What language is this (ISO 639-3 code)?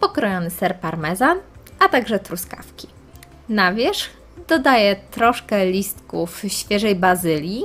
pol